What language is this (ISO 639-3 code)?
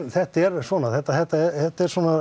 isl